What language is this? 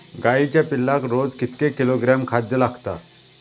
Marathi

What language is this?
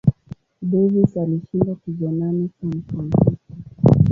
Swahili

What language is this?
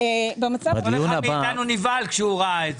Hebrew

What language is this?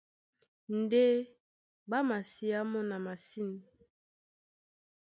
Duala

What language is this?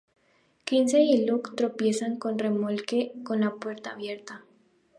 Spanish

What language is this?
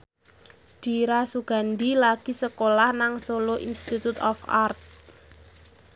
Javanese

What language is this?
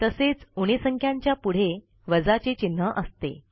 Marathi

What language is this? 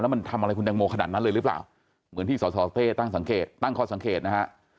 Thai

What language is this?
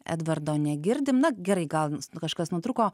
Lithuanian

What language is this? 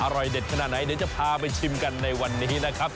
Thai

